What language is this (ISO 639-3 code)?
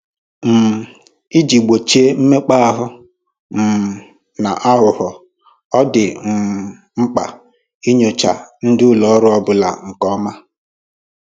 ibo